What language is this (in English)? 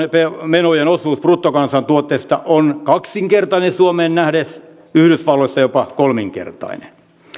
Finnish